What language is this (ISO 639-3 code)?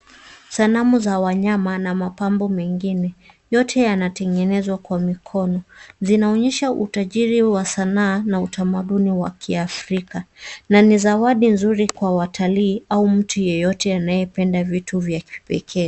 swa